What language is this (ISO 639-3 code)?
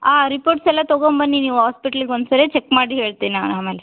kan